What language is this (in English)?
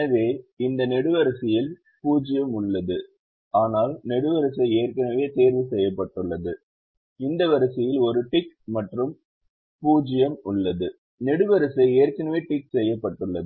Tamil